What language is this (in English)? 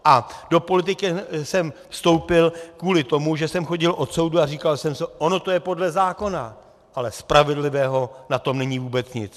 Czech